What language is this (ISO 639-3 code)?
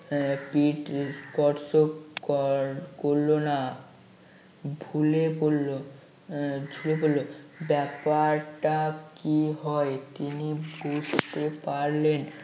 ben